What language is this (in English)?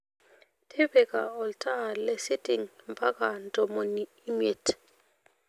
Masai